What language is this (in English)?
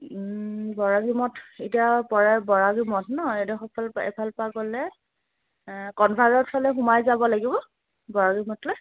Assamese